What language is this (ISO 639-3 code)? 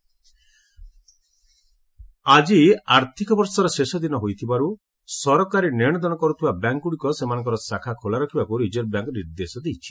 ori